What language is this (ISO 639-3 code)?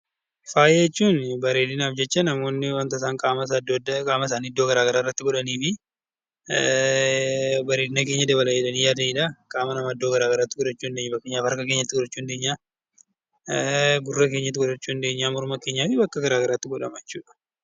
orm